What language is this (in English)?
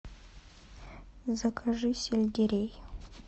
Russian